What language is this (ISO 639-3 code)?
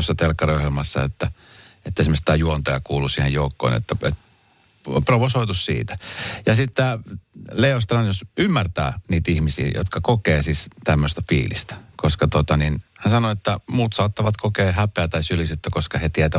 fin